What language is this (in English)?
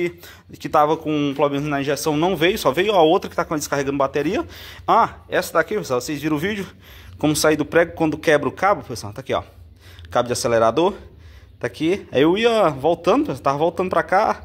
Portuguese